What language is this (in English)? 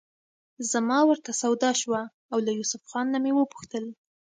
Pashto